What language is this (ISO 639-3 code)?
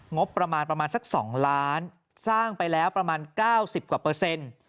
tha